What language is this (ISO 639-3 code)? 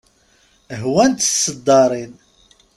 kab